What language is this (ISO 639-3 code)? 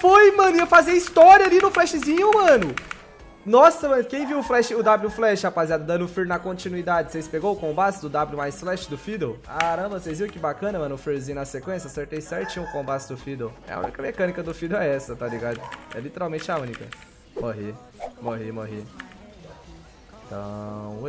por